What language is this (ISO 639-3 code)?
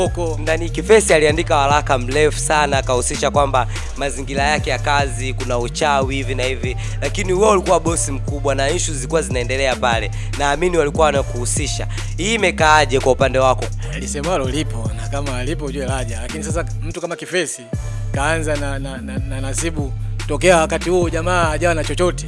swa